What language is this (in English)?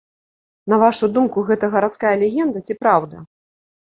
Belarusian